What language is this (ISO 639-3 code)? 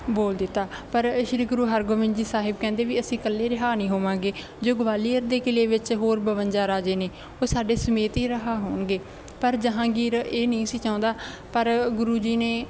pan